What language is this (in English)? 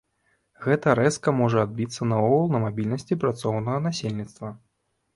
Belarusian